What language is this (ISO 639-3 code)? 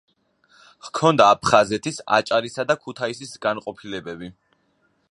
kat